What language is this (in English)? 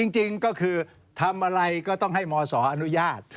Thai